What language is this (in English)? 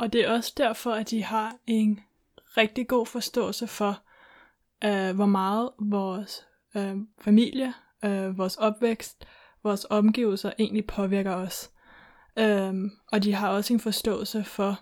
Danish